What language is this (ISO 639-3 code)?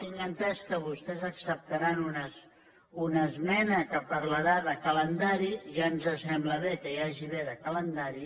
cat